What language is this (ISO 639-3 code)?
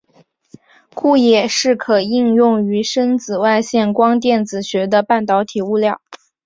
zho